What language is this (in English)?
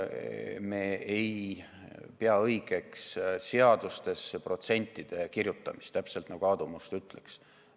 Estonian